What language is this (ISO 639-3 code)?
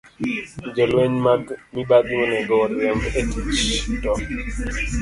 luo